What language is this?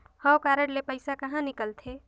Chhattisgarhi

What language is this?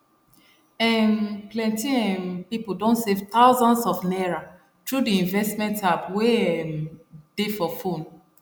Nigerian Pidgin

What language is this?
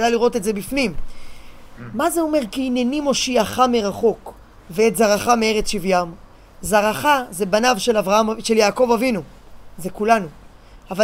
Hebrew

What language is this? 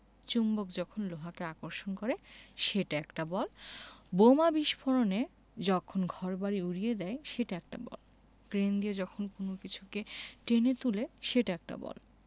Bangla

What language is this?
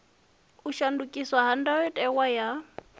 Venda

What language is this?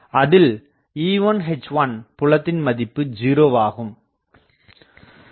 Tamil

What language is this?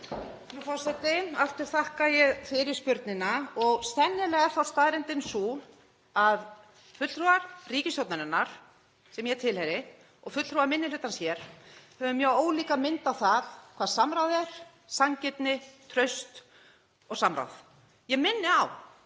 Icelandic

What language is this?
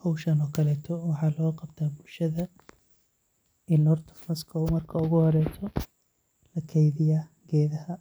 Somali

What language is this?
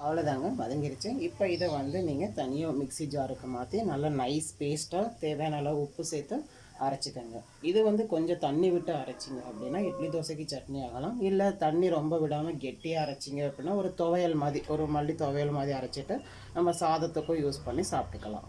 Tamil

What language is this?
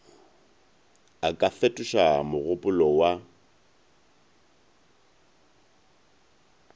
Northern Sotho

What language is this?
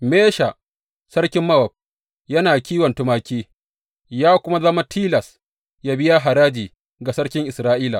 Hausa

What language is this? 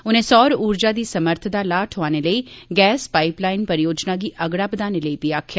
Dogri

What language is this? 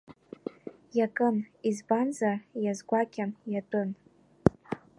Abkhazian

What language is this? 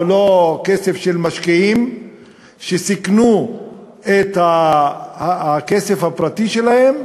Hebrew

